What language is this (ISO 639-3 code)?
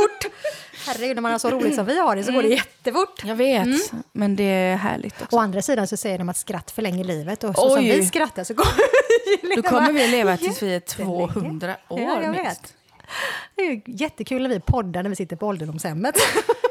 swe